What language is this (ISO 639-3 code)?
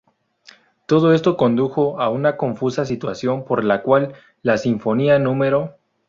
spa